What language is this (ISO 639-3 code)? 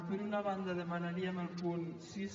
cat